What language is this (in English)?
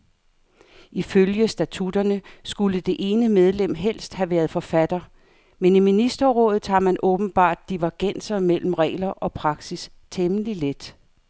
Danish